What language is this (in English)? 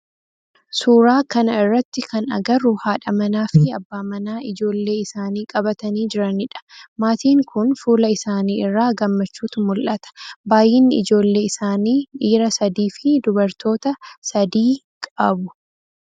Oromo